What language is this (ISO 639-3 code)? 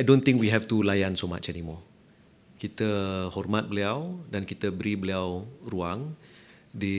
msa